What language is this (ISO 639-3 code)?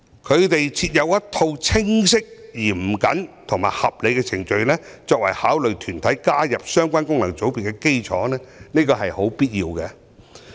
yue